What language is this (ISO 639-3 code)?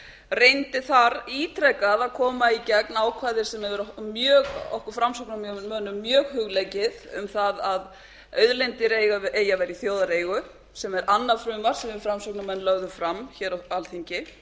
isl